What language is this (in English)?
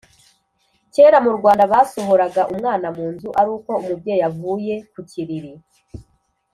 Kinyarwanda